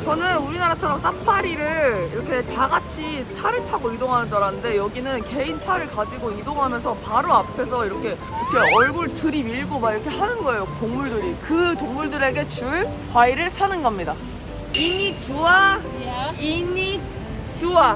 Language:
Korean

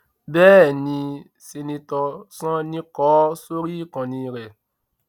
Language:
Yoruba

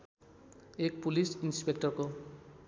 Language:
Nepali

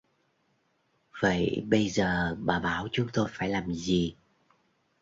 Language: Vietnamese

